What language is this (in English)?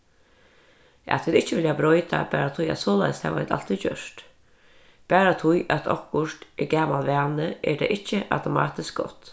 Faroese